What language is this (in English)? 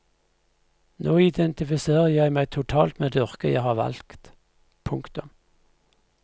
Norwegian